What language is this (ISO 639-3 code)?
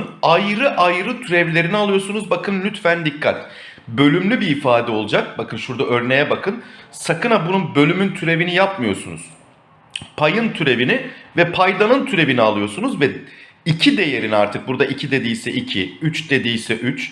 tur